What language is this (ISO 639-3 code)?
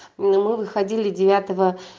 rus